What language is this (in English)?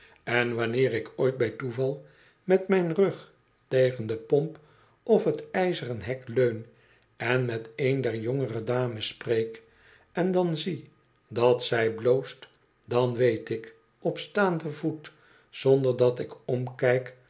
Dutch